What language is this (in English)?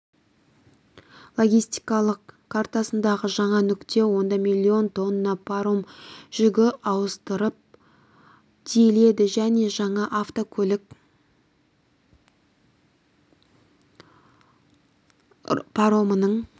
Kazakh